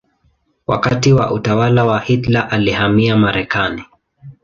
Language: Swahili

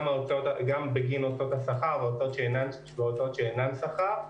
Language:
Hebrew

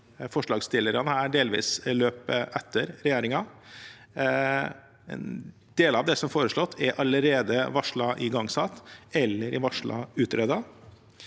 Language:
Norwegian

